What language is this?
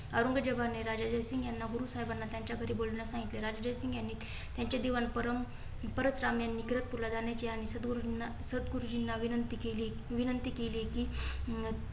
Marathi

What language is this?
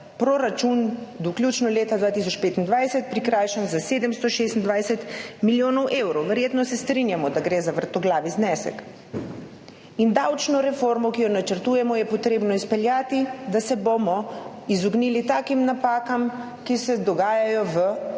Slovenian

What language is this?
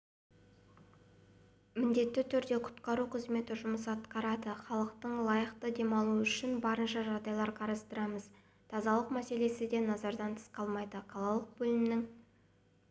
Kazakh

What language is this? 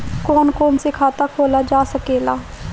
Bhojpuri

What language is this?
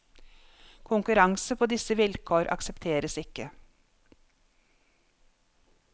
Norwegian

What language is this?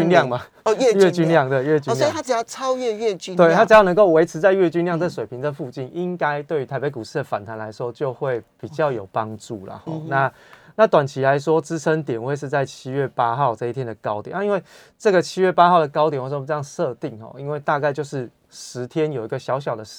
Chinese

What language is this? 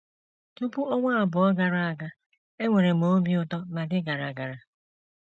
Igbo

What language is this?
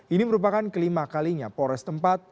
Indonesian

